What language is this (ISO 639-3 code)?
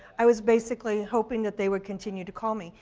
eng